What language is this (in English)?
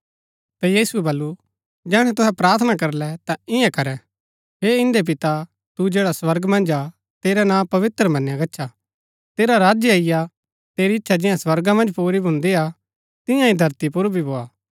Gaddi